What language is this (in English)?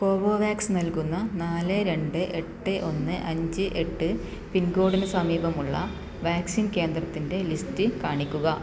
Malayalam